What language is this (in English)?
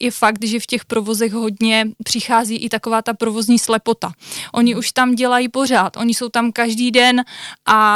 Czech